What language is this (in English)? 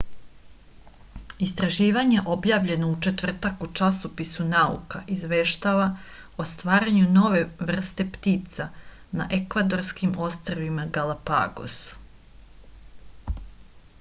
Serbian